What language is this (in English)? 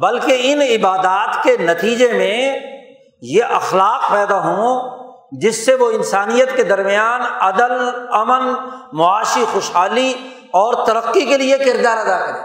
Urdu